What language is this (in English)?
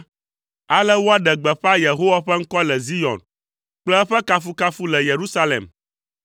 Ewe